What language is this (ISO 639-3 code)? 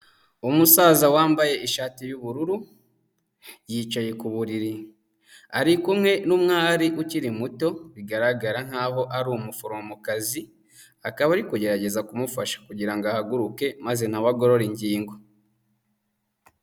kin